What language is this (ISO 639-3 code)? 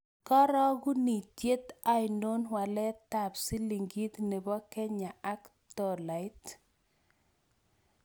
kln